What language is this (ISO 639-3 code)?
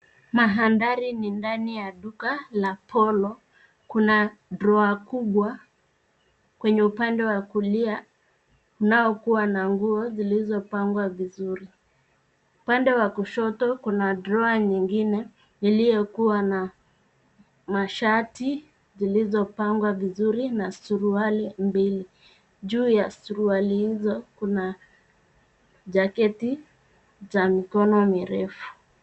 swa